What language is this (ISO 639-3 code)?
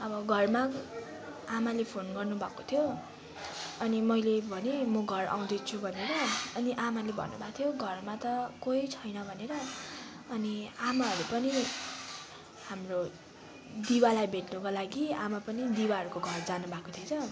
nep